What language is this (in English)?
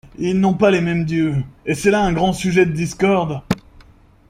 French